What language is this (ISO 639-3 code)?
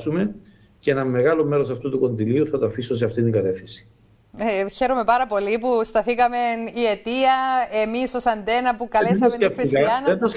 ell